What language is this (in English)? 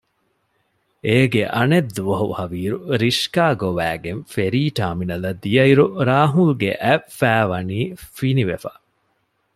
Divehi